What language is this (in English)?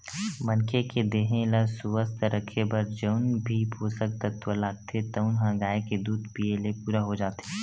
Chhattisgarhi